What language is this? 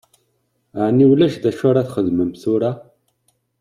Kabyle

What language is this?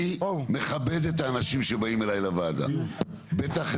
Hebrew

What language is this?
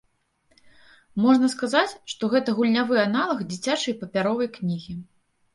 Belarusian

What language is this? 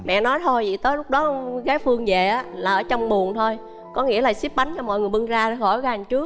Vietnamese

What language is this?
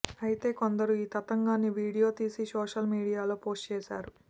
Telugu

